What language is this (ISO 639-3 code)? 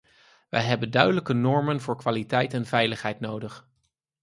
nld